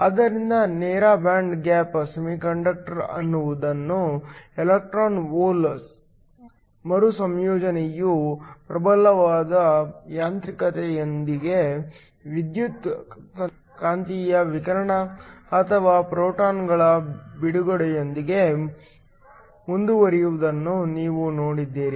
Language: Kannada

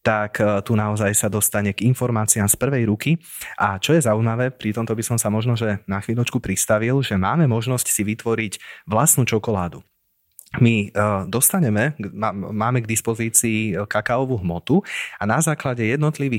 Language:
Slovak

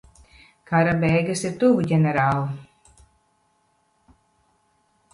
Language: Latvian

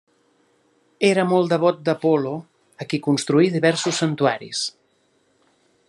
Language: Catalan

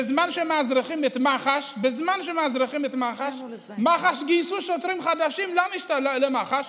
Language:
Hebrew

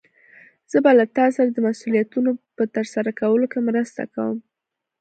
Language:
Pashto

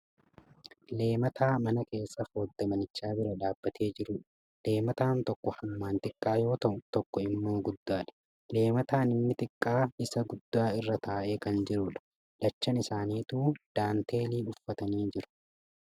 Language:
Oromo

